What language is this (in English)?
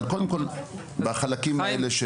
Hebrew